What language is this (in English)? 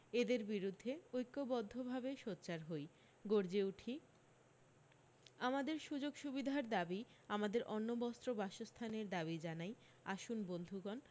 Bangla